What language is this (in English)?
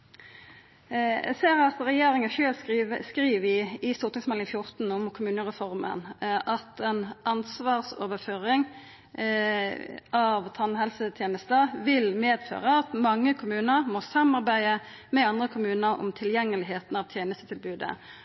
Norwegian Nynorsk